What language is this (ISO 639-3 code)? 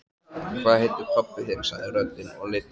isl